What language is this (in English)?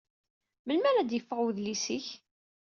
Kabyle